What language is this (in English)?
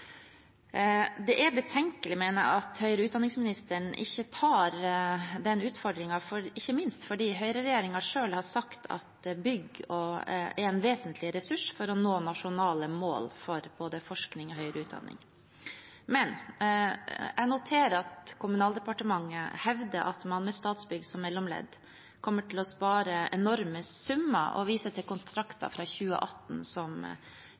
Norwegian Bokmål